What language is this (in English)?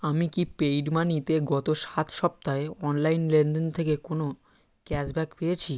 Bangla